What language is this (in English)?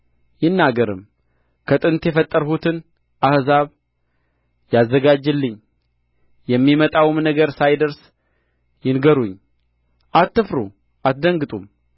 Amharic